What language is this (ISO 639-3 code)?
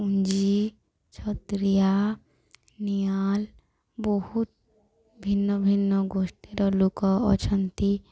ori